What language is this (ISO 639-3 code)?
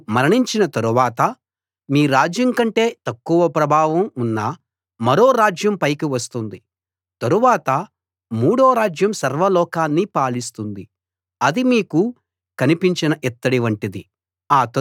tel